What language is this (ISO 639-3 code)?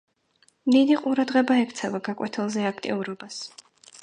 kat